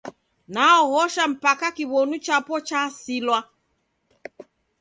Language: Taita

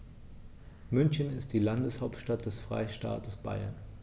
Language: German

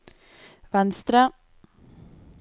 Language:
Norwegian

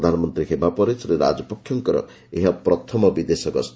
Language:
Odia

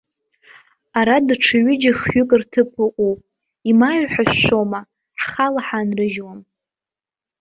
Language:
Abkhazian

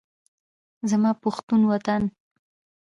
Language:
Pashto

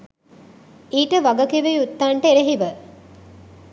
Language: Sinhala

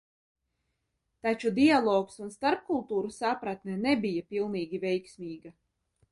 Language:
Latvian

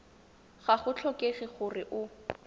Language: Tswana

